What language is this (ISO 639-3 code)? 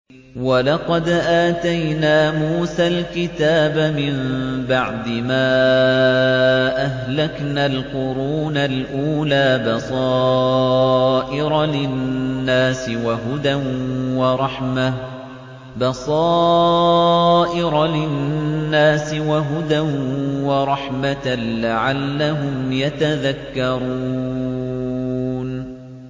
ara